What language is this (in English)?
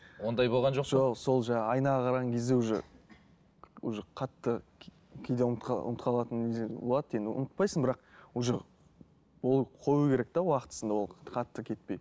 Kazakh